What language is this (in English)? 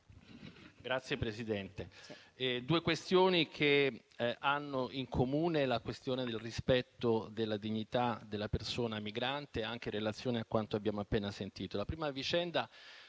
Italian